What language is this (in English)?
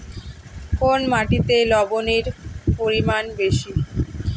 Bangla